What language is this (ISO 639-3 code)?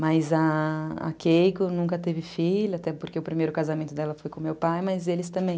por